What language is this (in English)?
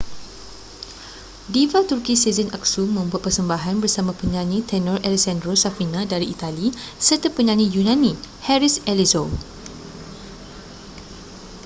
Malay